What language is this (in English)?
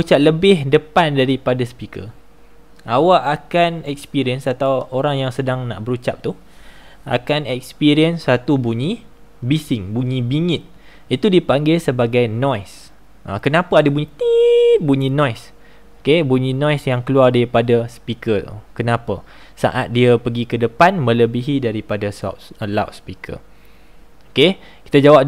Malay